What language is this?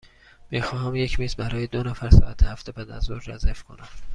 Persian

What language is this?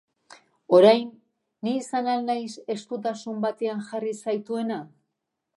Basque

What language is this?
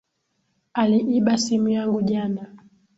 Swahili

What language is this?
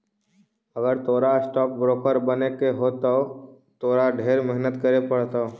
Magahi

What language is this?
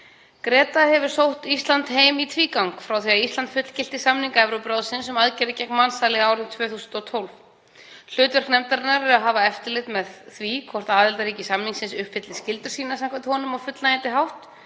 Icelandic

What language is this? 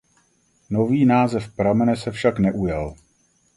Czech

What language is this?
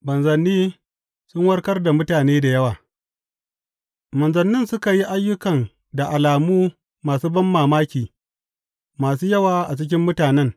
Hausa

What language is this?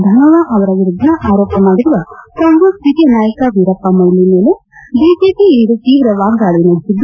Kannada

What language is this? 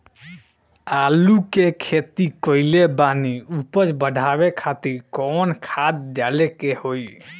Bhojpuri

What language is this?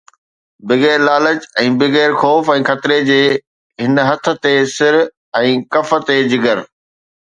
Sindhi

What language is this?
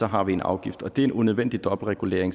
Danish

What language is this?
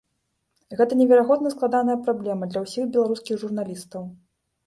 Belarusian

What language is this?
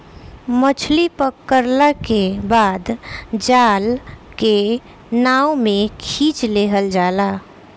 Bhojpuri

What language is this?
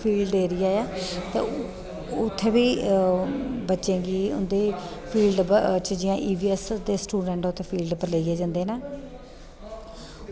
Dogri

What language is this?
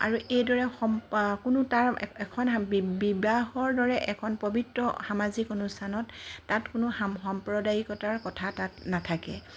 Assamese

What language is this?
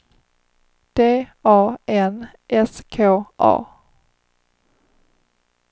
Swedish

